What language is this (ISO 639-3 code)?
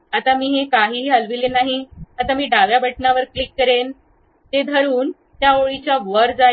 mar